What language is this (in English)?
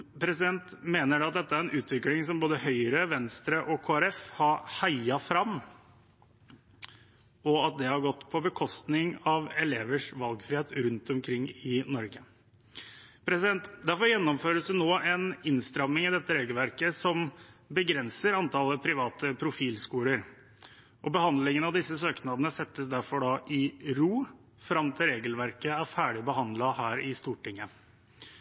Norwegian Bokmål